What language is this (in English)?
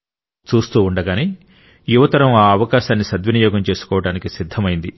Telugu